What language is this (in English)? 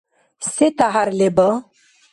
Dargwa